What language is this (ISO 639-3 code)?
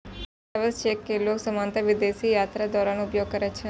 mai